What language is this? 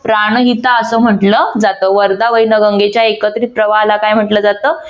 Marathi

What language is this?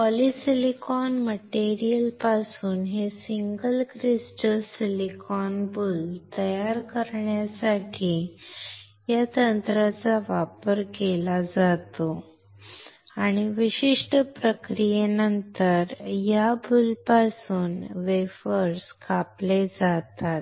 Marathi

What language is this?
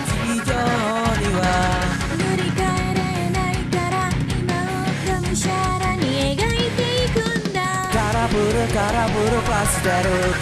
Indonesian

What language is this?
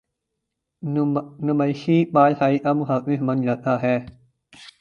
Urdu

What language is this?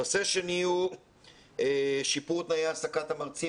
Hebrew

